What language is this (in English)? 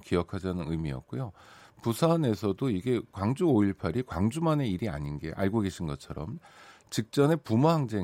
Korean